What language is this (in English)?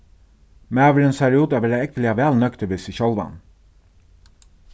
Faroese